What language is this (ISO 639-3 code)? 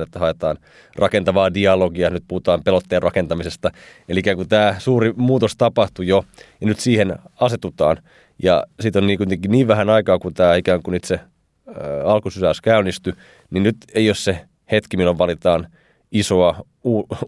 fin